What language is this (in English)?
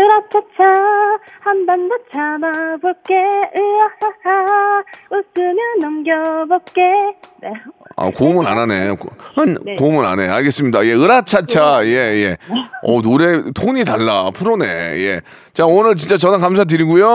Korean